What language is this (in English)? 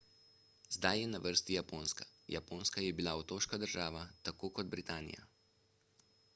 Slovenian